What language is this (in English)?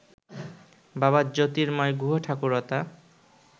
Bangla